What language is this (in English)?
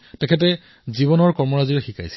Assamese